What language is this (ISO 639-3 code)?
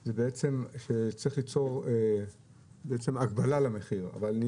heb